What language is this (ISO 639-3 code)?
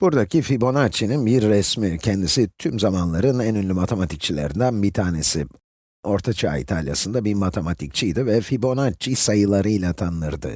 tur